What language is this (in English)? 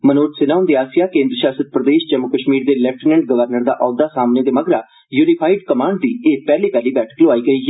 Dogri